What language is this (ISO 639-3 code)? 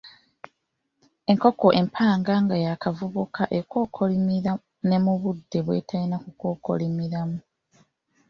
lug